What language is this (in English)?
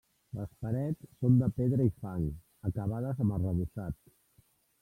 Catalan